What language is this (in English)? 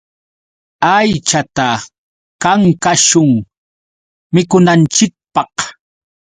Yauyos Quechua